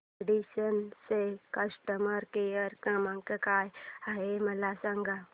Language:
Marathi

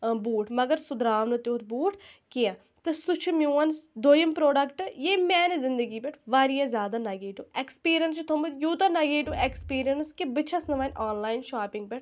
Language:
Kashmiri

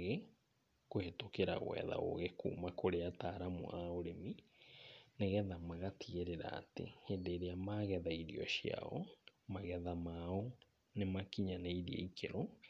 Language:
Kikuyu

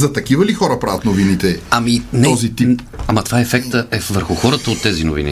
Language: Bulgarian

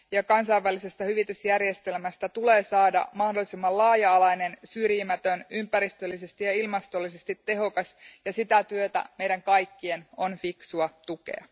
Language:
Finnish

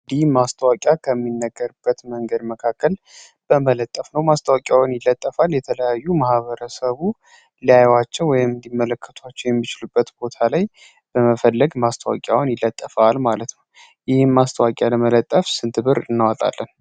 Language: Amharic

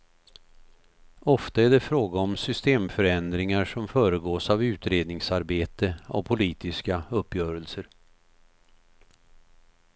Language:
Swedish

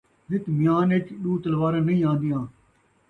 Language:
Saraiki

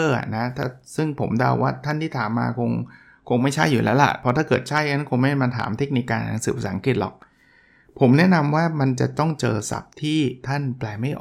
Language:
Thai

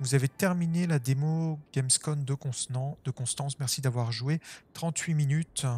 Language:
French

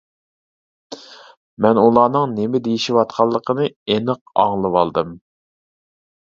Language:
Uyghur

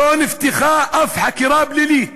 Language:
Hebrew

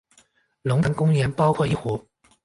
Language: Chinese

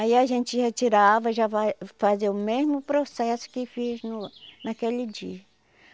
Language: Portuguese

